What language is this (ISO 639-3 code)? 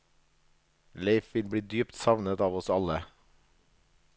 nor